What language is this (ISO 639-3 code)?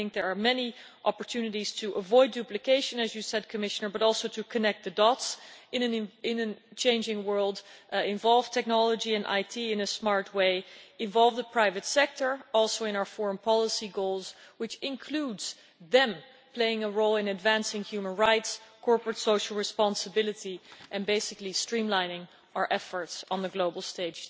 eng